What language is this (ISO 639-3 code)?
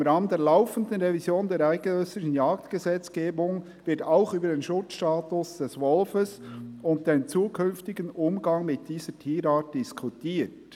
gsw